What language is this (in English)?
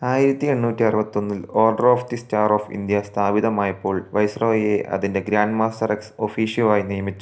Malayalam